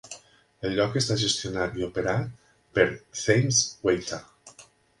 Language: Catalan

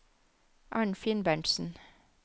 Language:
Norwegian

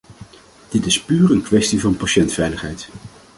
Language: Dutch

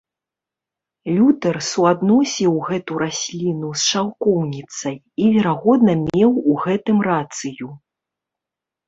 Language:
Belarusian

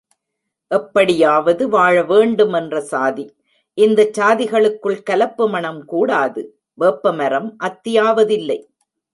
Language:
Tamil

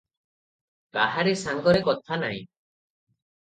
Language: Odia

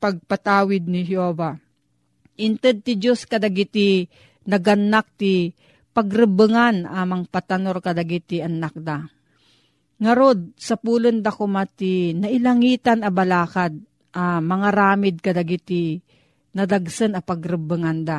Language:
Filipino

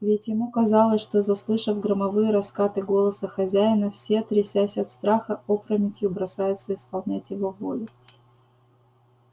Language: Russian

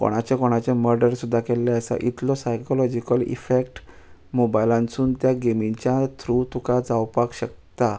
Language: Konkani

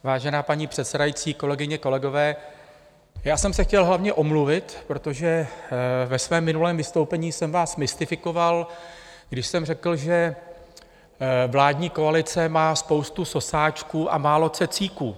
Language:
Czech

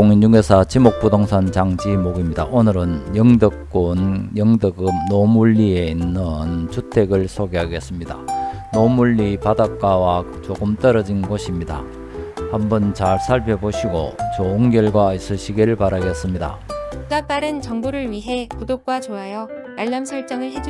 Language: Korean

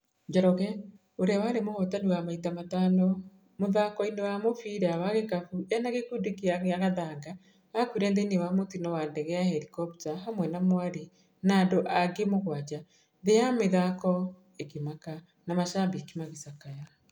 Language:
Kikuyu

